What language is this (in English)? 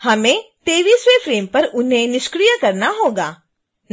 Hindi